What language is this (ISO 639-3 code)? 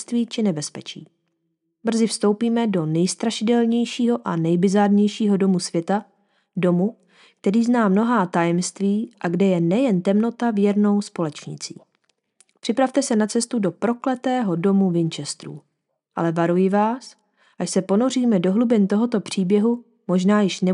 ces